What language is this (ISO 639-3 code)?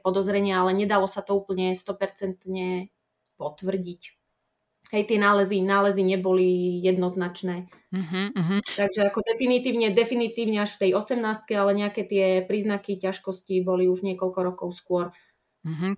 slk